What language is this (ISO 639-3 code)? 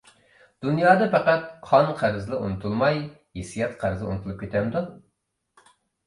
uig